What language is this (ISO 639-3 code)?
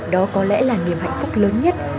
vie